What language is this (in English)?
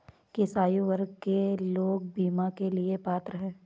Hindi